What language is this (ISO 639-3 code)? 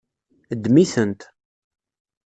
kab